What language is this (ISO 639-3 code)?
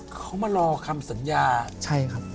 tha